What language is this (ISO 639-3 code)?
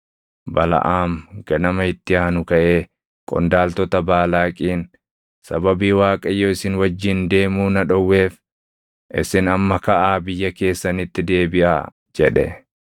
orm